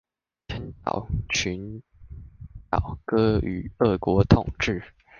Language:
Chinese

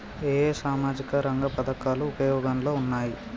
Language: Telugu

